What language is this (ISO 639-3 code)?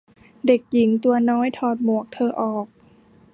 tha